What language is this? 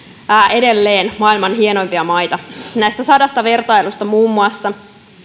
Finnish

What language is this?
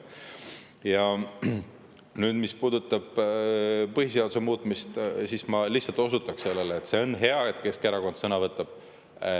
Estonian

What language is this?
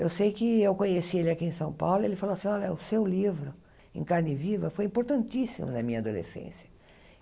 Portuguese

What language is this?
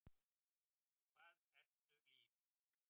Icelandic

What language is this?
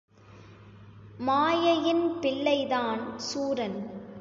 Tamil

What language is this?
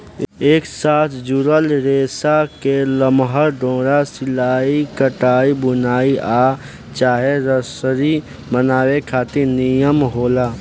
Bhojpuri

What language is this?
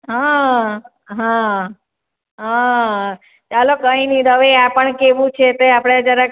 Gujarati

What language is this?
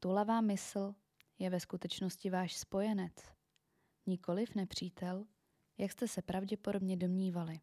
Czech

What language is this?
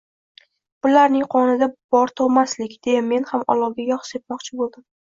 Uzbek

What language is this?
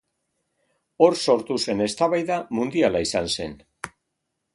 Basque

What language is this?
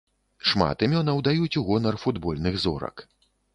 Belarusian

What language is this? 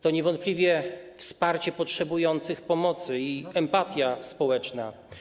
Polish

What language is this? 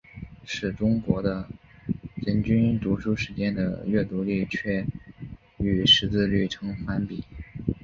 Chinese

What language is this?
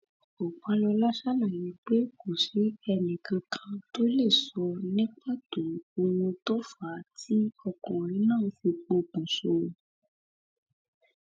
Yoruba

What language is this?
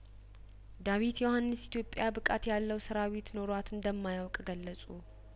Amharic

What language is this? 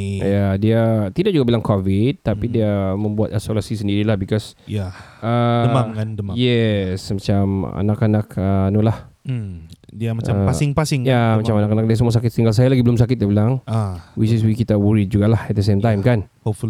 Malay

